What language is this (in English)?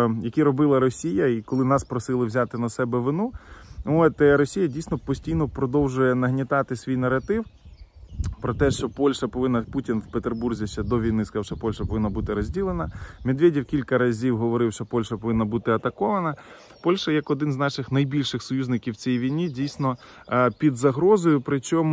Ukrainian